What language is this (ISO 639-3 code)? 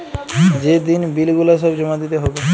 ben